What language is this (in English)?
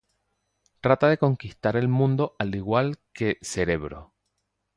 Spanish